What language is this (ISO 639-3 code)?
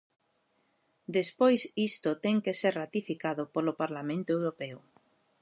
glg